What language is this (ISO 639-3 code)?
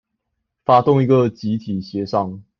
zho